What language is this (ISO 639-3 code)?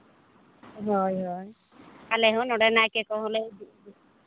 sat